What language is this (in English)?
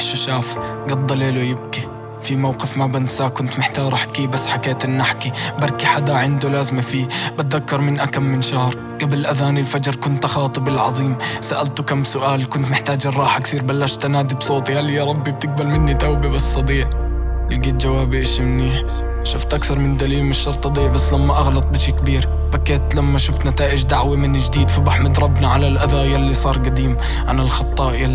Arabic